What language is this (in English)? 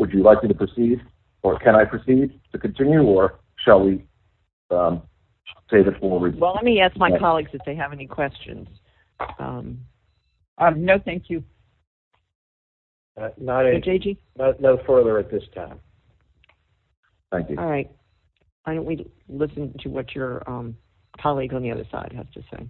English